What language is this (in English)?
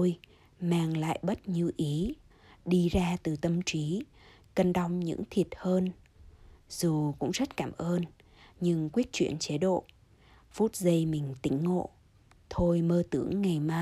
Vietnamese